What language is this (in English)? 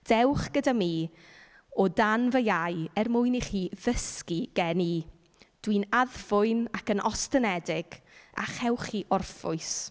Welsh